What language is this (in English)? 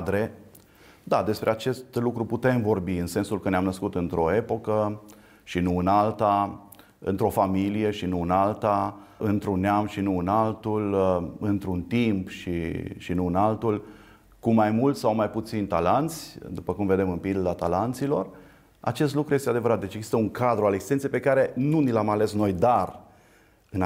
Romanian